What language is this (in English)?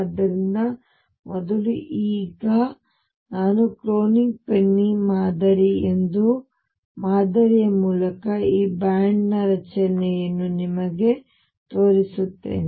Kannada